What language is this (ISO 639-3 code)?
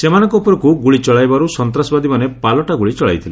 ori